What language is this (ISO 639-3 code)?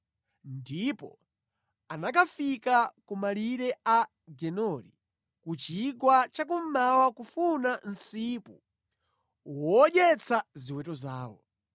nya